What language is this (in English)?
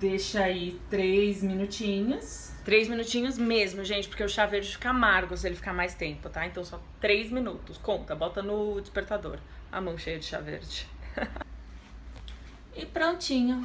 Portuguese